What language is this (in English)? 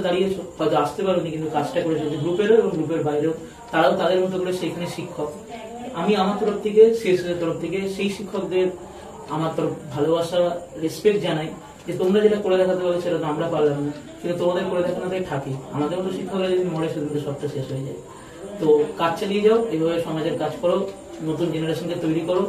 Bangla